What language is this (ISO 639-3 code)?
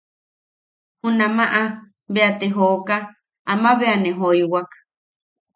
yaq